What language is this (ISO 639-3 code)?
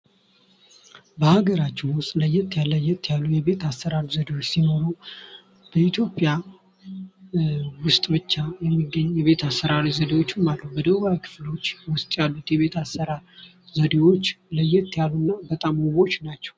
amh